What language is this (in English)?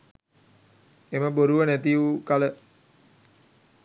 Sinhala